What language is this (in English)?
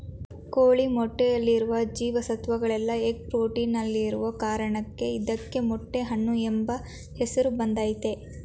Kannada